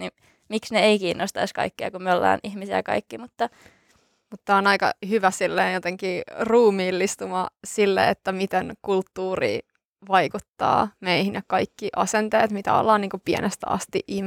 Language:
Finnish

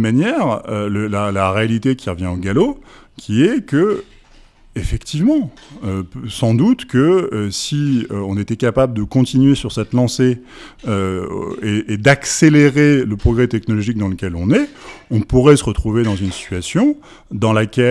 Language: French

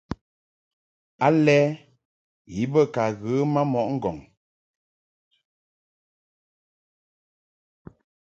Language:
Mungaka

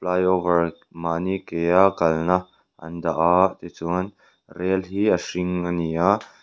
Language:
Mizo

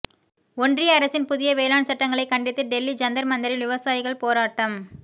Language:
Tamil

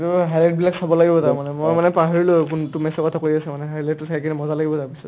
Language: Assamese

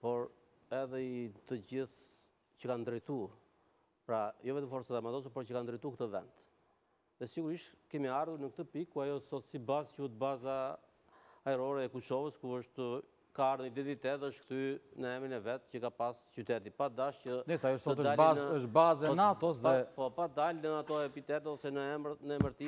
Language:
Romanian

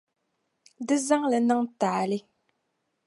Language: Dagbani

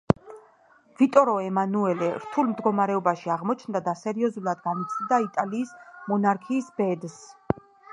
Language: Georgian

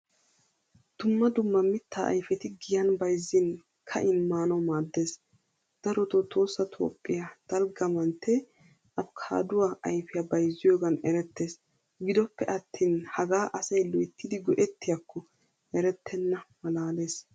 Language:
Wolaytta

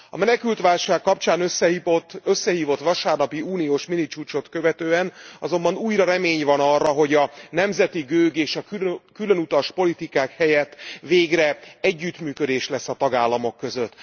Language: Hungarian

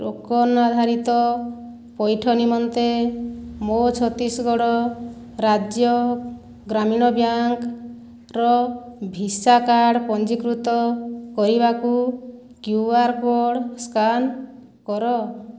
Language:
Odia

